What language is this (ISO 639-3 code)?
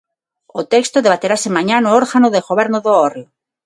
glg